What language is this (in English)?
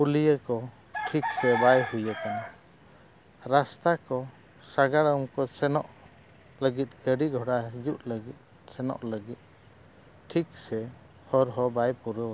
Santali